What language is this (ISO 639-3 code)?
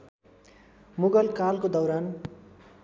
nep